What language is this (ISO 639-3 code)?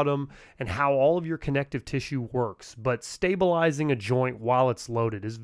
eng